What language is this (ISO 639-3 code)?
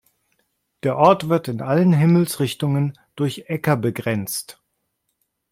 deu